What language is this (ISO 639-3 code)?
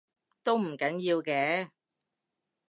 yue